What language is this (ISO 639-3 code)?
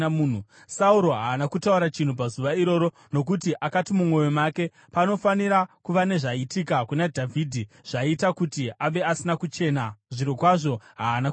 sna